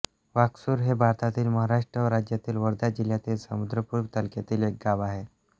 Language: Marathi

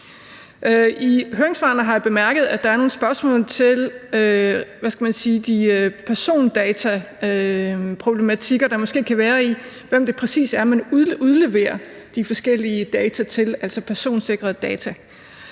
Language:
Danish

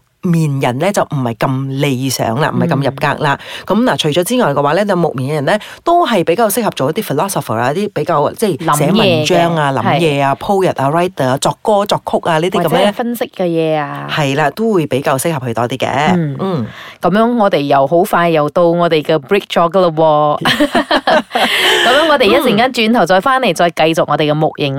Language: Chinese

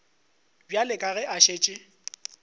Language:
Northern Sotho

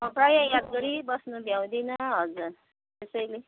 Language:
Nepali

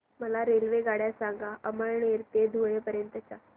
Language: Marathi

